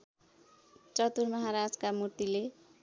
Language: Nepali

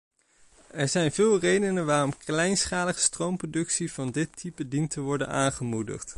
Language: Dutch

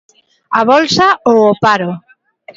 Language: Galician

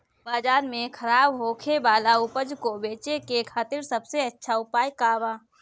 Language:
Bhojpuri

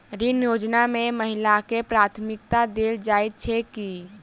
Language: Maithili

